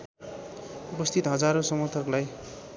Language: Nepali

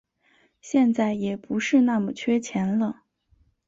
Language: Chinese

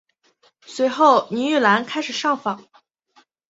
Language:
Chinese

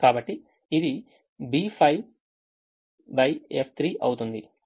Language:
Telugu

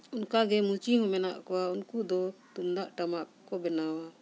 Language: Santali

